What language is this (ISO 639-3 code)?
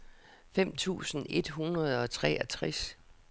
dan